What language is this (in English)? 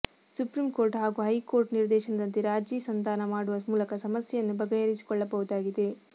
Kannada